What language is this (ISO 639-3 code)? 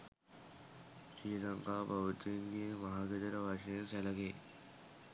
sin